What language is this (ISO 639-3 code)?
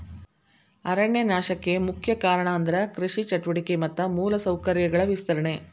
kan